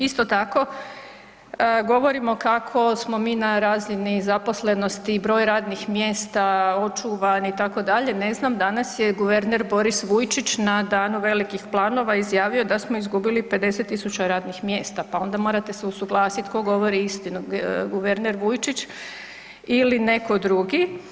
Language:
Croatian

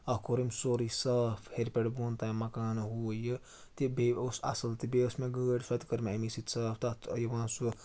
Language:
Kashmiri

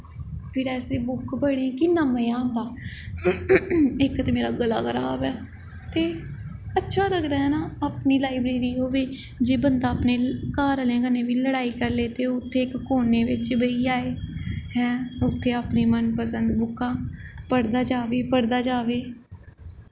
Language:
Dogri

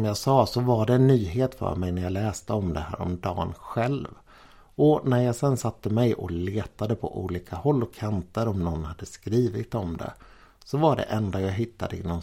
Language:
Swedish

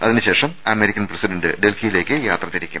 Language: Malayalam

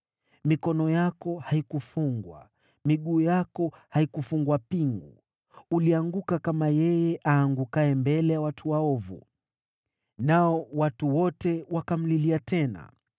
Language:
Swahili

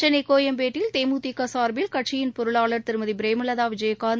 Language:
Tamil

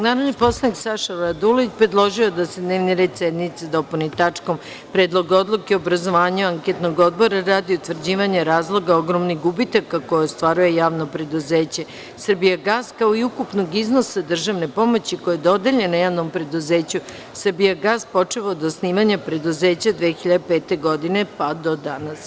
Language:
Serbian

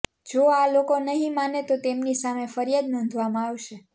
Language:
Gujarati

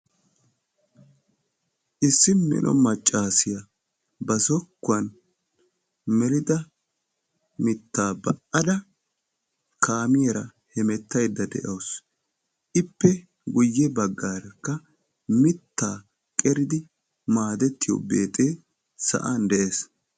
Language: Wolaytta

